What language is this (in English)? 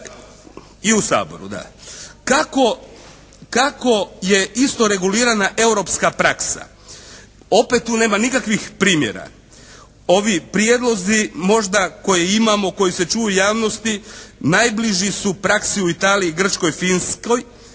Croatian